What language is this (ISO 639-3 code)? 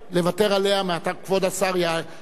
heb